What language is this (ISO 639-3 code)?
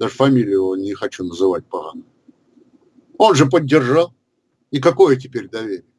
rus